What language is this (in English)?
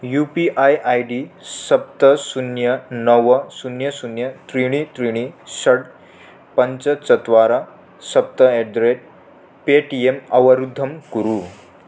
Sanskrit